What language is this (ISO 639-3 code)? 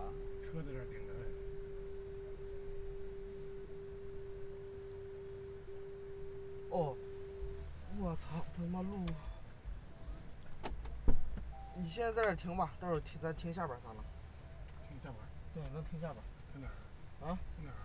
zho